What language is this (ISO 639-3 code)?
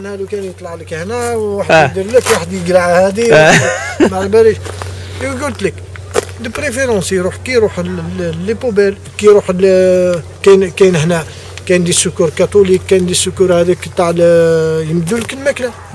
ara